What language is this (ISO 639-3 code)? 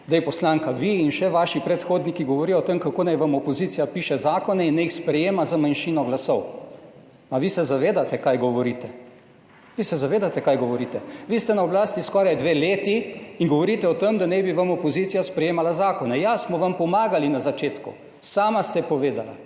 slv